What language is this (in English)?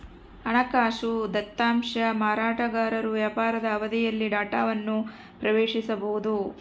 Kannada